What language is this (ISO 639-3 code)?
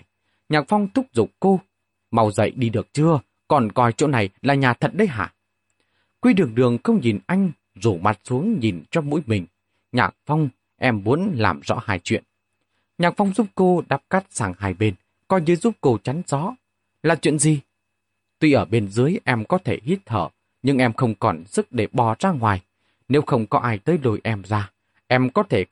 vie